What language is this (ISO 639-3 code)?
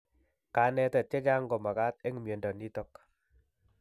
kln